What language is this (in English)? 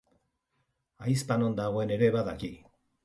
Basque